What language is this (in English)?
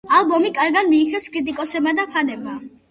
Georgian